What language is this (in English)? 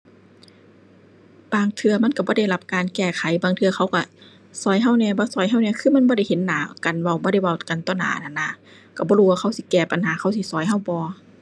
Thai